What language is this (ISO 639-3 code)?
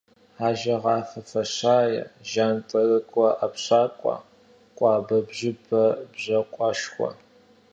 kbd